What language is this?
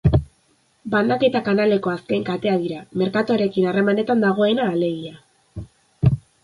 Basque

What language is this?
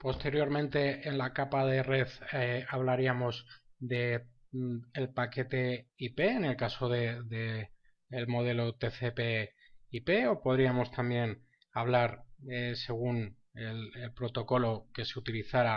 Spanish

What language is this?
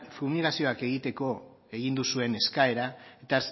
Basque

